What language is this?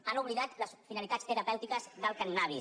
Catalan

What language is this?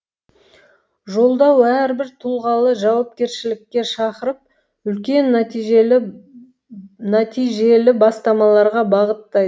Kazakh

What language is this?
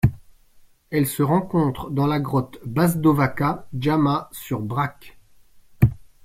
French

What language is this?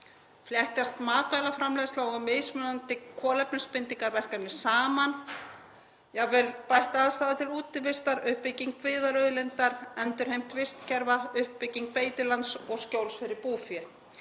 Icelandic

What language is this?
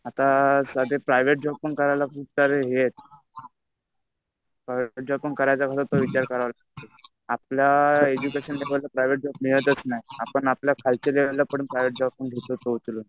Marathi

